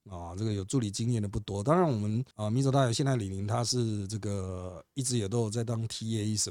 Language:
Chinese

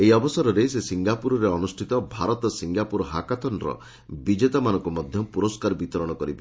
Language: Odia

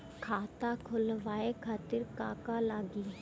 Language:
Bhojpuri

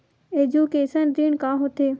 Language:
Chhattisgarhi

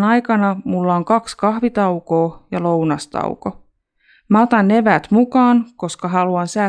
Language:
Finnish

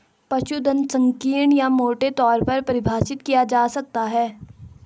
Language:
Hindi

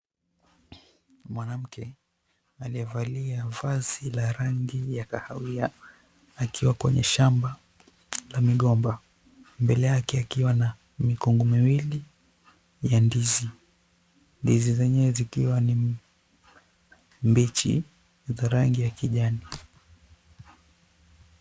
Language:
Swahili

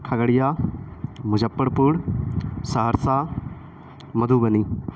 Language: Urdu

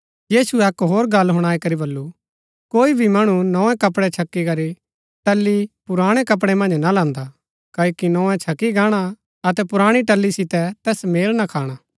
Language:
Gaddi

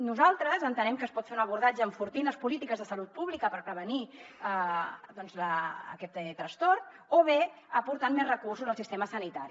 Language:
Catalan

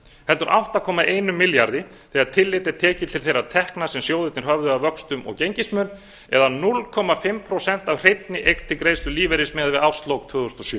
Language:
Icelandic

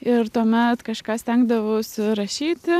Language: Lithuanian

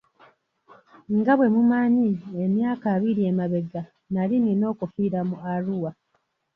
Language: Ganda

